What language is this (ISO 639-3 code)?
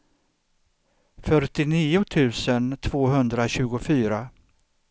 swe